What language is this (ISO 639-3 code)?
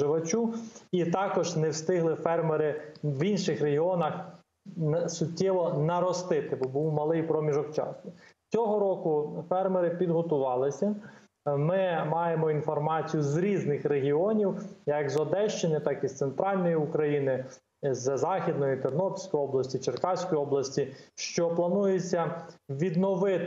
ukr